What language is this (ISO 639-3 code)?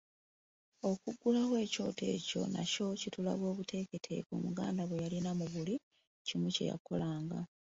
lug